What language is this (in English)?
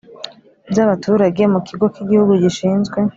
Kinyarwanda